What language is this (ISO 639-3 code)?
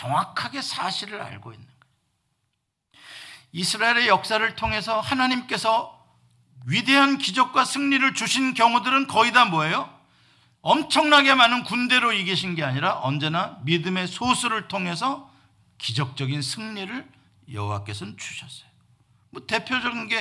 kor